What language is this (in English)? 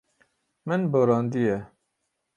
Kurdish